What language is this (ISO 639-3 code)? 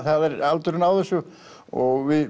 isl